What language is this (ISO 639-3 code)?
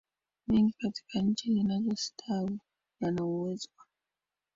swa